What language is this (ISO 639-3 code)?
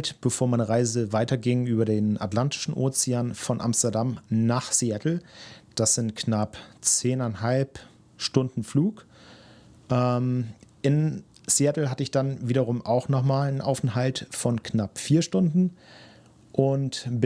deu